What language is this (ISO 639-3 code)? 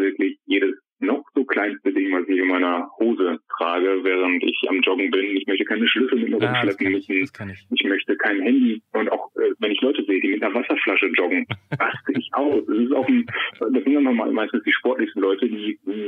deu